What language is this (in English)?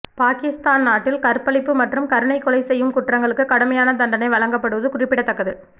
Tamil